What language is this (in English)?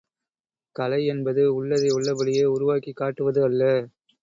Tamil